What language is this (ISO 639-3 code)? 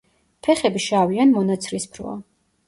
kat